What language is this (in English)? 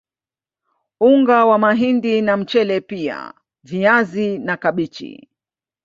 Swahili